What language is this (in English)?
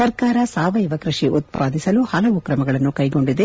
Kannada